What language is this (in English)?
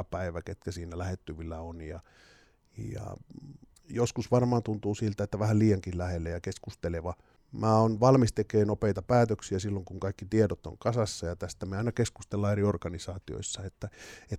Finnish